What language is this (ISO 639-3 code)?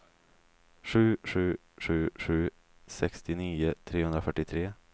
swe